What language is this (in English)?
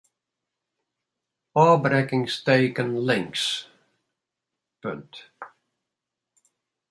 Western Frisian